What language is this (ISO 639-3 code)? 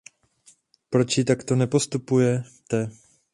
ces